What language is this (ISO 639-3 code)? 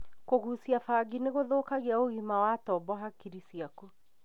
kik